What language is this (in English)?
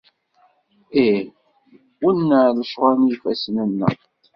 Kabyle